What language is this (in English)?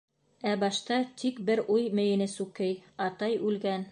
Bashkir